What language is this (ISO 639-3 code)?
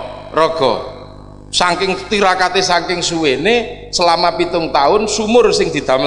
ind